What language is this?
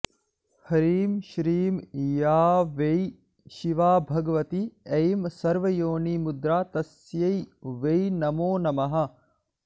Sanskrit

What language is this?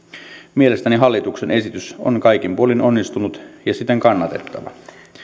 Finnish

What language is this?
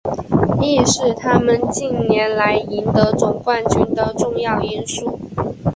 Chinese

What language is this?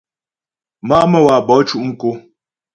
Ghomala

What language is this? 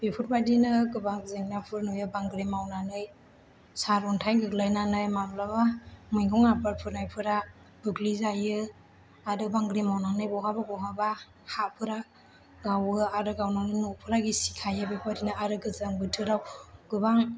Bodo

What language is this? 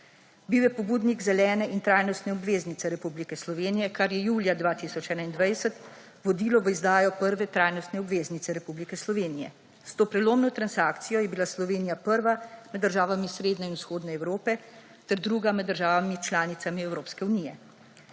Slovenian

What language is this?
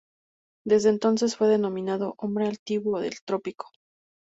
Spanish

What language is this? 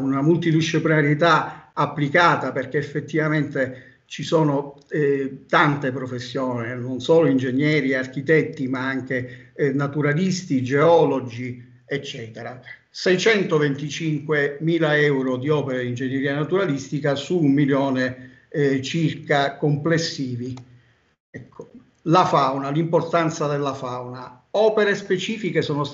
Italian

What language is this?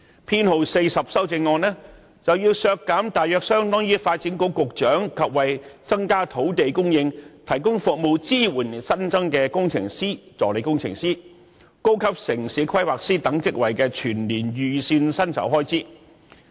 Cantonese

